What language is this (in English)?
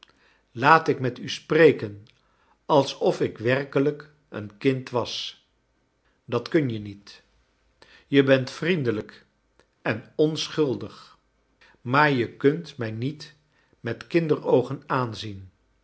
Dutch